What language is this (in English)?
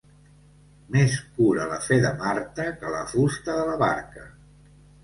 Catalan